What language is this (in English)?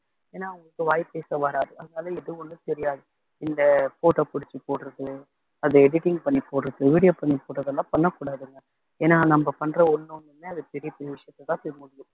Tamil